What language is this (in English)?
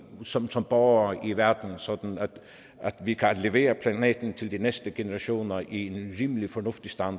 Danish